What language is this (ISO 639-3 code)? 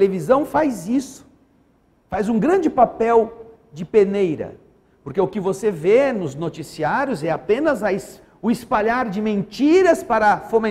por